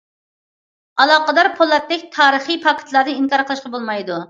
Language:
Uyghur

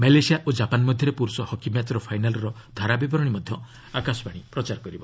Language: Odia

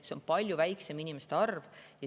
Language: Estonian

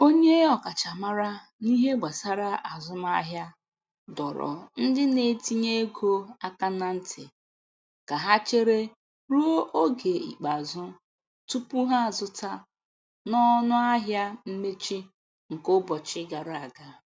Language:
Igbo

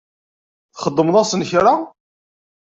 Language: Kabyle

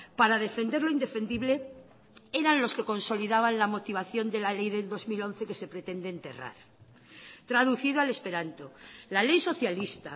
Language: Spanish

